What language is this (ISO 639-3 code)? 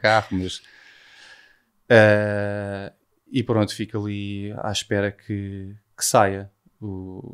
por